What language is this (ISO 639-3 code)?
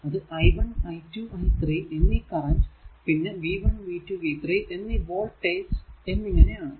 mal